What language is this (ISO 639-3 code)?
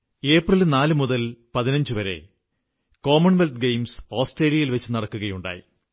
mal